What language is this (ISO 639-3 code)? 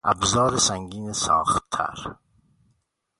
fas